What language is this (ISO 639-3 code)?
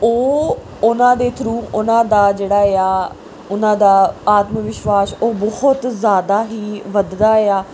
pan